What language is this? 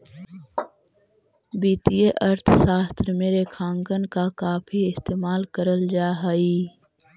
Magahi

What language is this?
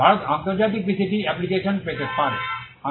Bangla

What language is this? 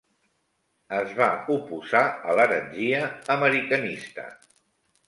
Catalan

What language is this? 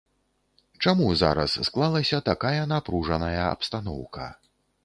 Belarusian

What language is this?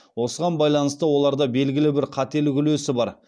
Kazakh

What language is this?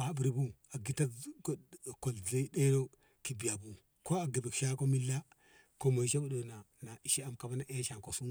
Ngamo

